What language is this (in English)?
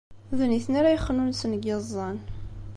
Kabyle